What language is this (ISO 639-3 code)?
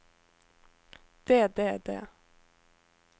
nor